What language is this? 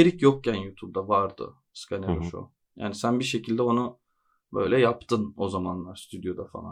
Turkish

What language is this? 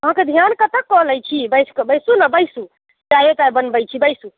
Maithili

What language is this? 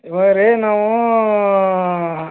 Kannada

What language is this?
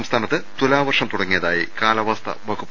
Malayalam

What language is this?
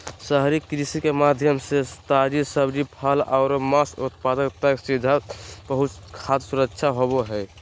Magahi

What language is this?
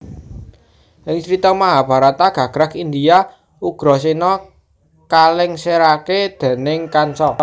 Javanese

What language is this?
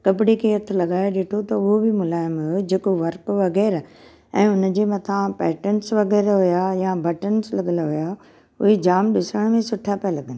Sindhi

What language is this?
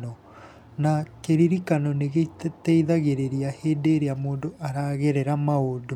Kikuyu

